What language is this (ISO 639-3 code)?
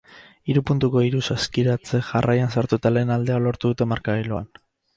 eus